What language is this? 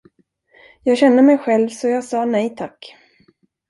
Swedish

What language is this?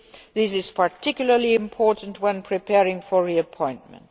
English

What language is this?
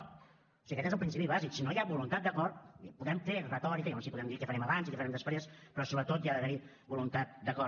Catalan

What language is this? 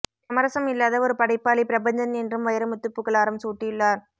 Tamil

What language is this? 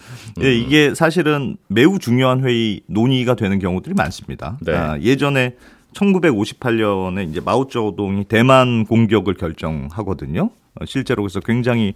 Korean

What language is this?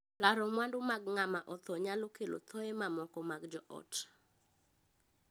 Luo (Kenya and Tanzania)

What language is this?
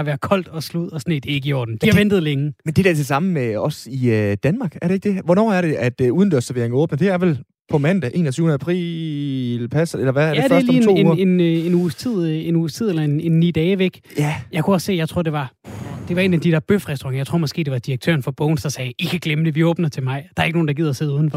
Danish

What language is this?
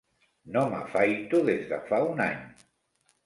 Catalan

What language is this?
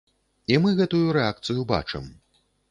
Belarusian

